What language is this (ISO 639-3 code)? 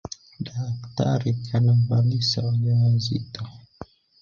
swa